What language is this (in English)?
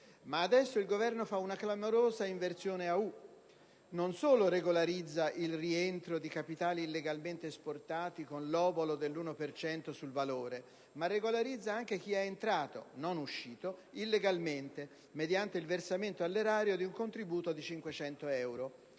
Italian